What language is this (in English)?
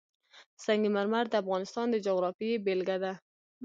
Pashto